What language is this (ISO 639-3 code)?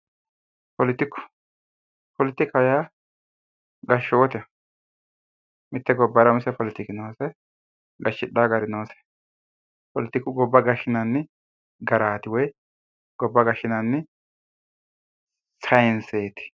sid